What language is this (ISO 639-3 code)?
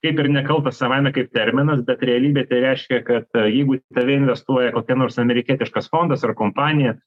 lit